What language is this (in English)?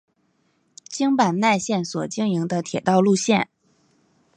Chinese